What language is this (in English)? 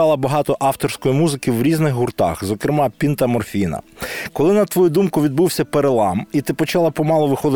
Ukrainian